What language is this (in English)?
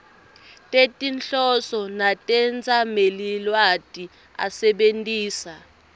Swati